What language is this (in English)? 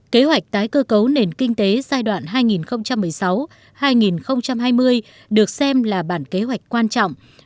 Vietnamese